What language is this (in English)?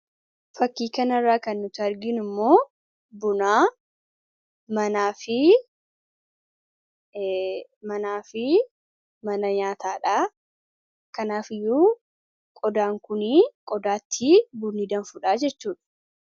Oromo